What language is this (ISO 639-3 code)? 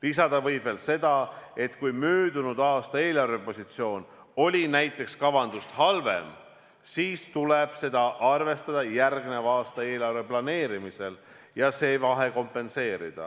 est